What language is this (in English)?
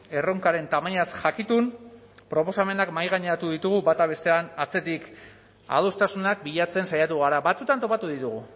Basque